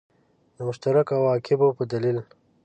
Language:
Pashto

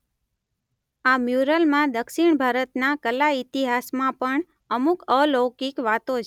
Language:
Gujarati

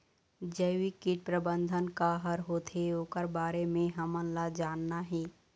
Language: Chhattisgarhi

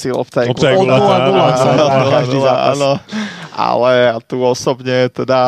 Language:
Slovak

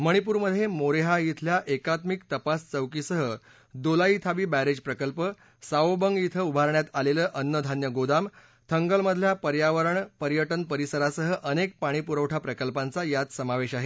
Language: Marathi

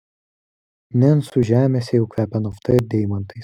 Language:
Lithuanian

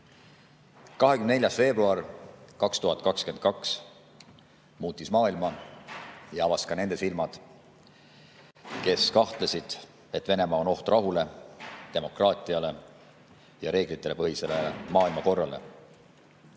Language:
Estonian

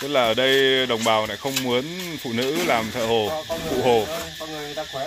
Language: Vietnamese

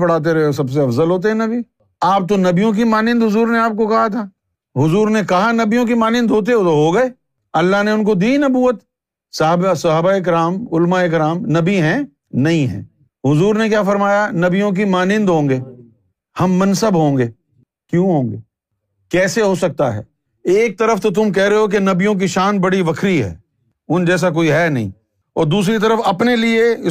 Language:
Urdu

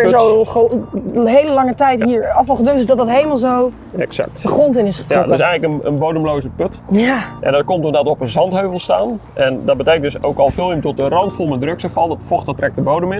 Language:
Dutch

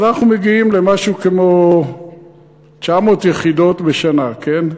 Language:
Hebrew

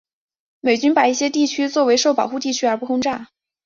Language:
Chinese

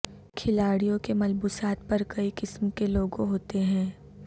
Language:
Urdu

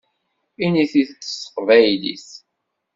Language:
Kabyle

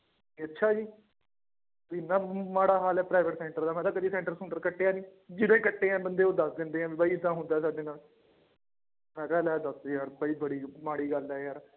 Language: Punjabi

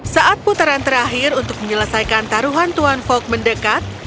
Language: Indonesian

